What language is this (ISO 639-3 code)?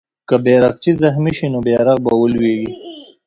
pus